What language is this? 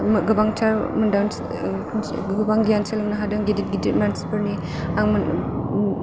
Bodo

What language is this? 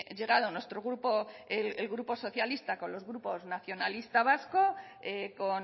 Spanish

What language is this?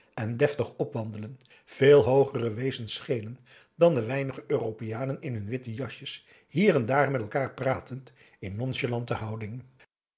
Dutch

